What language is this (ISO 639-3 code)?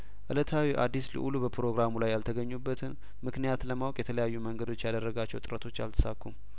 amh